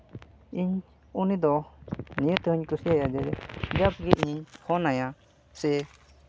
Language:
Santali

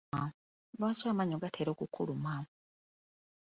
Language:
Ganda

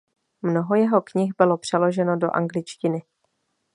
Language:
Czech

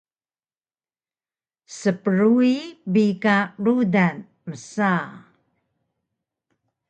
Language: Taroko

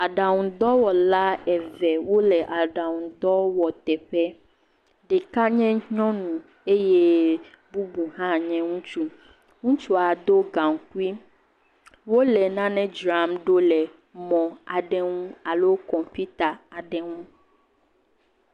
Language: Ewe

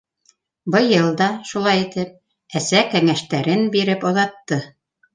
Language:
Bashkir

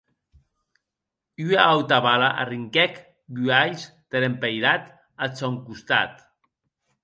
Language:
Occitan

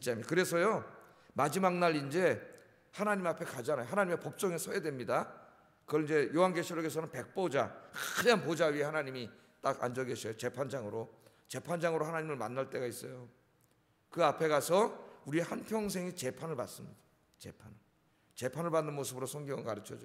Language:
Korean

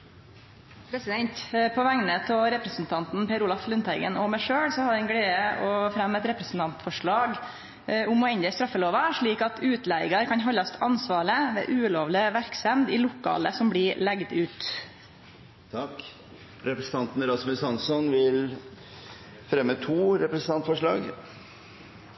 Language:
Norwegian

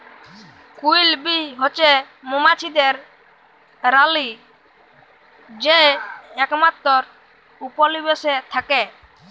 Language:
Bangla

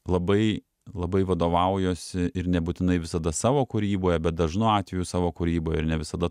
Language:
Lithuanian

